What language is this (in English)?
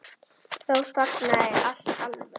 Icelandic